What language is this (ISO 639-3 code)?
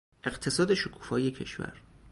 fas